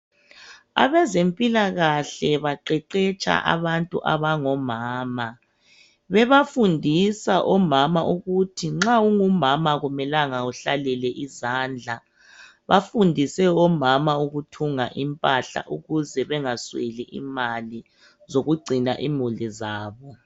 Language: North Ndebele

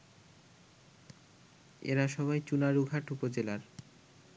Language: Bangla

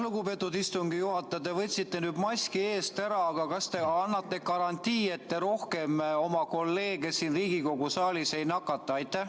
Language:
Estonian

